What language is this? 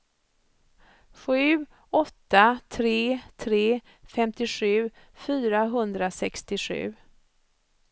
Swedish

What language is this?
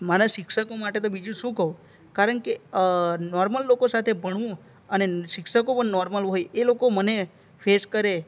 Gujarati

